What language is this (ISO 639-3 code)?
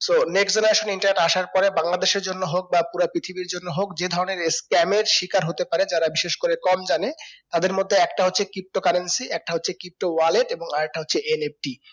ben